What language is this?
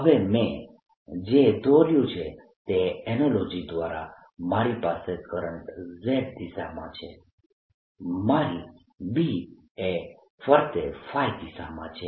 Gujarati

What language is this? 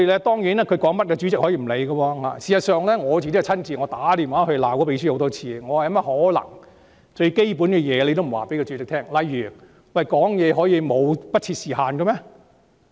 Cantonese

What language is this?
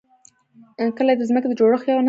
Pashto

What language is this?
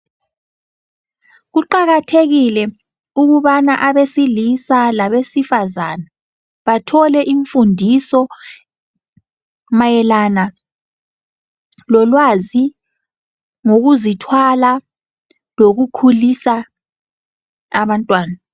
North Ndebele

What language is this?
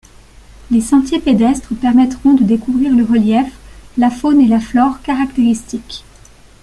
French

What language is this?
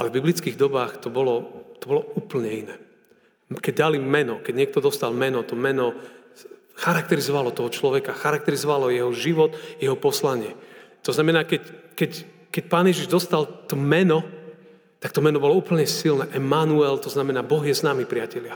Slovak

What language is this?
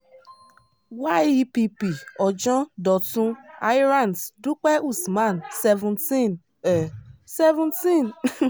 Yoruba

